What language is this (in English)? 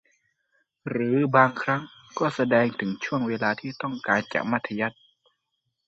Thai